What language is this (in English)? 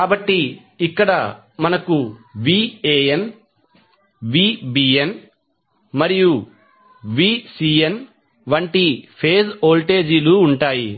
Telugu